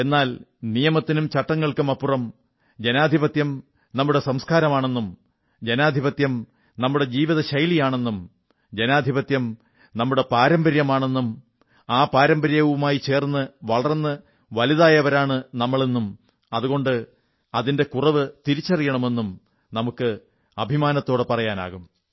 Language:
Malayalam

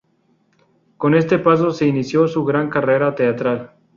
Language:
Spanish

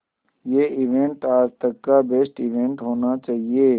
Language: Hindi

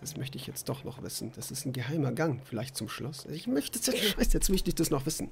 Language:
German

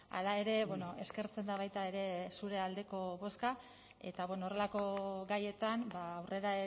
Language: Basque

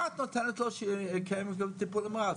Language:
Hebrew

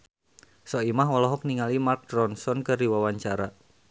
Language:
Sundanese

